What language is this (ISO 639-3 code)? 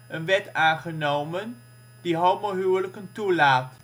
nld